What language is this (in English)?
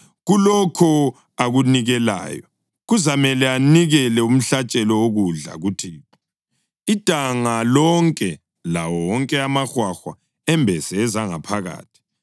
North Ndebele